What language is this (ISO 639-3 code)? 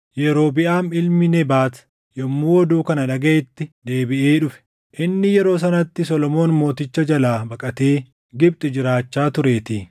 orm